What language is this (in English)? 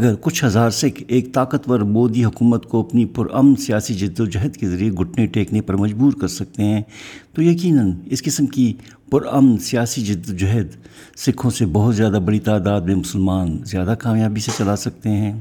Urdu